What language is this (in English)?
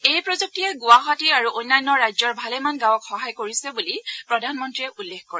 Assamese